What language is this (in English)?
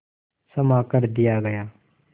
Hindi